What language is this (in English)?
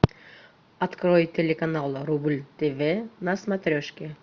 Russian